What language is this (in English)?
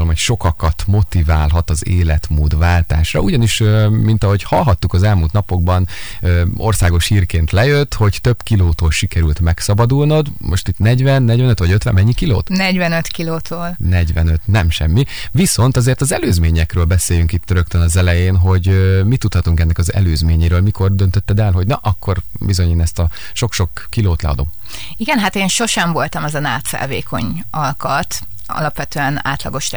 Hungarian